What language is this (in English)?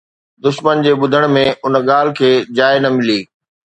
Sindhi